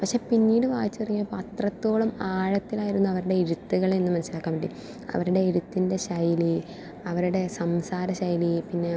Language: Malayalam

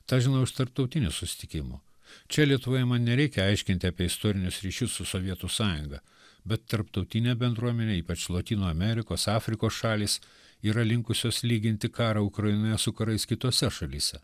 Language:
Lithuanian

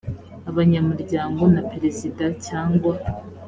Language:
Kinyarwanda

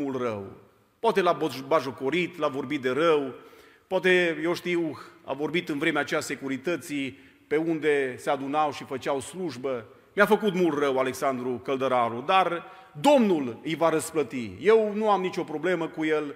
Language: Romanian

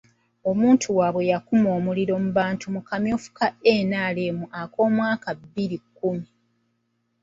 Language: Ganda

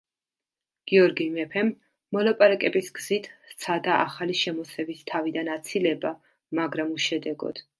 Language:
Georgian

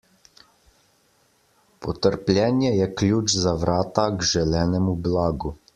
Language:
Slovenian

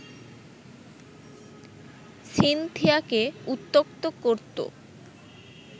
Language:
Bangla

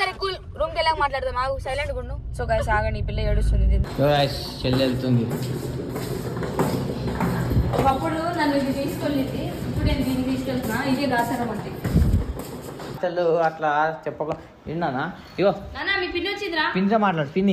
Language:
Arabic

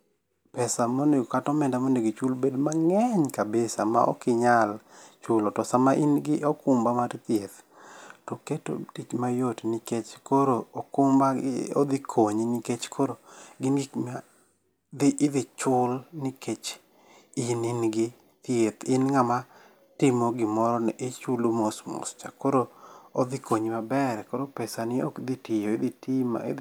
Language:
Luo (Kenya and Tanzania)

